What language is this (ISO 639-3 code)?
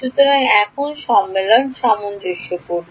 ben